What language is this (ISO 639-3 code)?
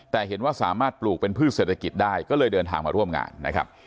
tha